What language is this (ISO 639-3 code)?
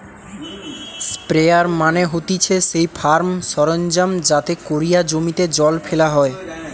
ben